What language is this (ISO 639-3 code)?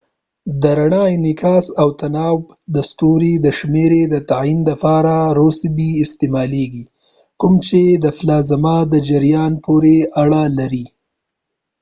pus